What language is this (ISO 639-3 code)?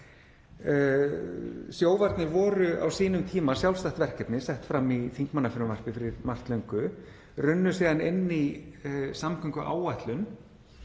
isl